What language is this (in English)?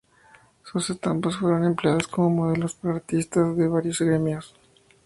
Spanish